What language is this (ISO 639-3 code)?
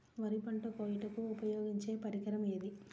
tel